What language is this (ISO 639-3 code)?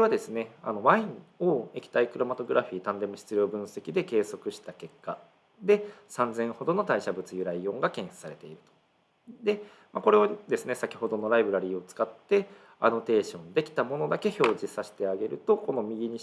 jpn